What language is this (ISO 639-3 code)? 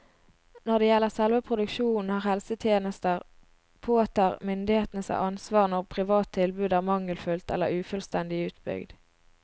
nor